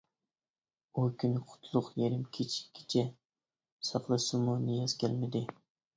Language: Uyghur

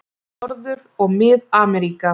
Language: Icelandic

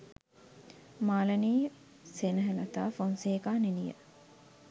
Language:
Sinhala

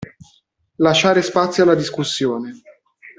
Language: Italian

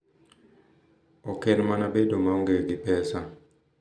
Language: Luo (Kenya and Tanzania)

